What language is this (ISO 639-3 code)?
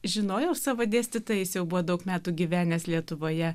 lit